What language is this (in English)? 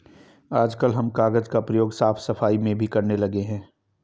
Hindi